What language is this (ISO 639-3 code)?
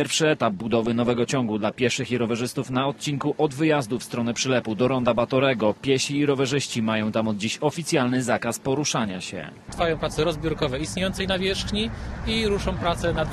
pol